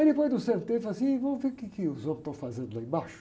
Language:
Portuguese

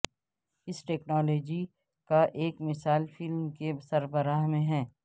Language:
Urdu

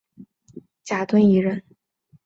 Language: Chinese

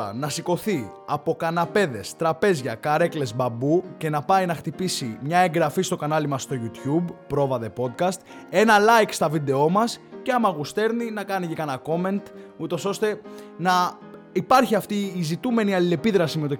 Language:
Greek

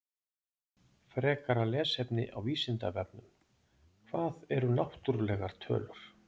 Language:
Icelandic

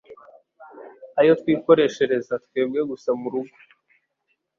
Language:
Kinyarwanda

